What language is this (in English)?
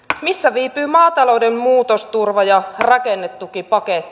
Finnish